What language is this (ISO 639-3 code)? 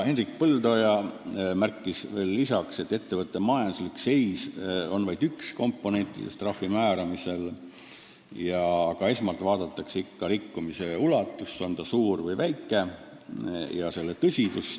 est